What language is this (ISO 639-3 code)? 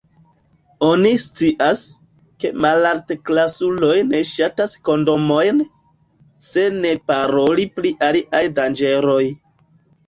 epo